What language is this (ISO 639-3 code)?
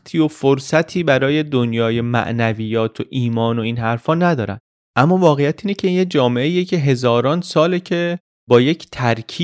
fas